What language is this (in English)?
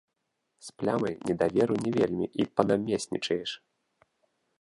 Belarusian